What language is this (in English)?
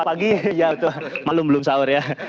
Indonesian